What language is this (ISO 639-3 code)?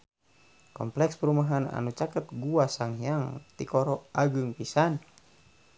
sun